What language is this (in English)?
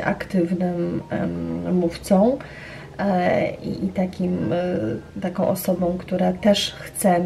Polish